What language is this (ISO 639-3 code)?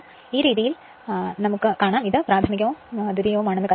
mal